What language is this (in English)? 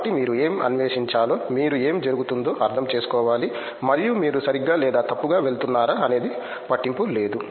Telugu